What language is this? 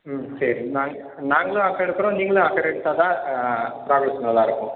Tamil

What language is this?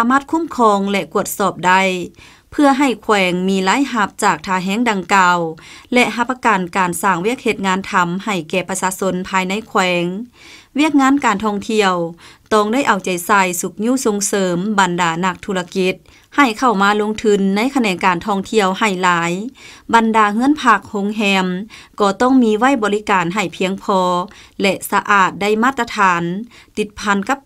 Thai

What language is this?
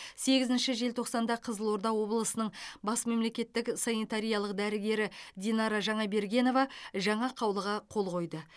Kazakh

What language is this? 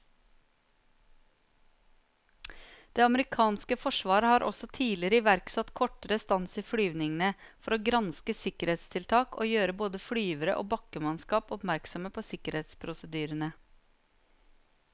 Norwegian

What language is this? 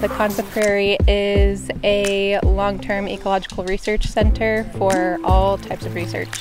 English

